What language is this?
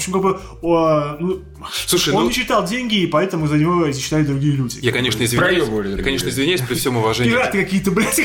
Russian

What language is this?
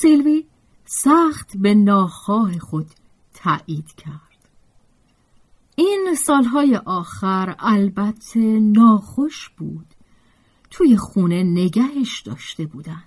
Persian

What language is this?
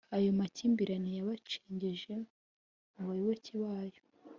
Kinyarwanda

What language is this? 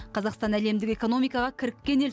Kazakh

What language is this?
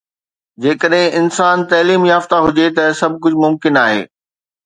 Sindhi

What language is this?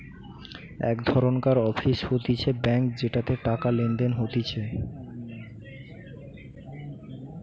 Bangla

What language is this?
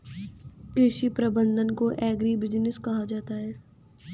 Hindi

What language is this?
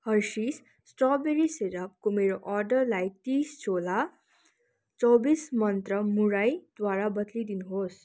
Nepali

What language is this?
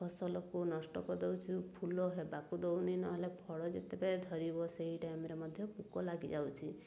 Odia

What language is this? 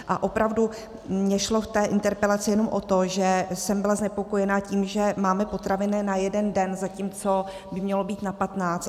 Czech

